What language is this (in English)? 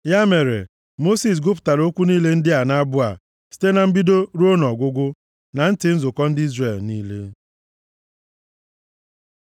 Igbo